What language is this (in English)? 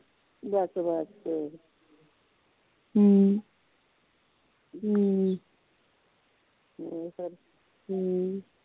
Punjabi